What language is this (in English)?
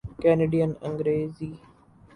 Urdu